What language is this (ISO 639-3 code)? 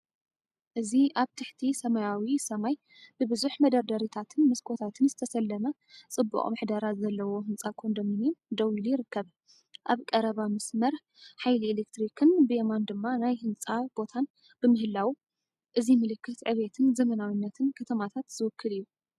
tir